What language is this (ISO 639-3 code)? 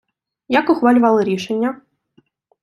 ukr